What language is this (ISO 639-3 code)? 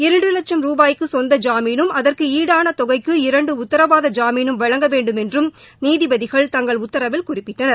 tam